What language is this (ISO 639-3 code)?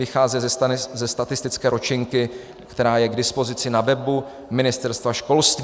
ces